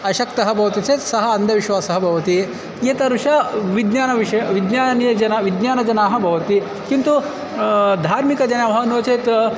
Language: Sanskrit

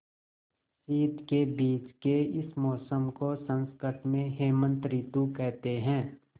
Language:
Hindi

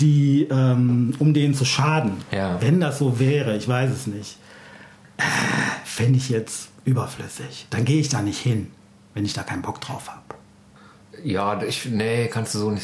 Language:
German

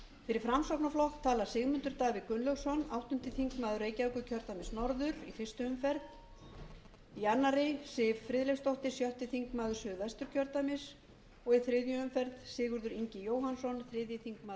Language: Icelandic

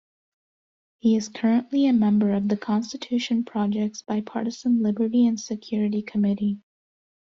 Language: English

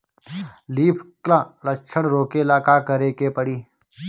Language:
Bhojpuri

